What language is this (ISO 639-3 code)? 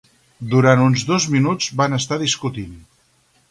cat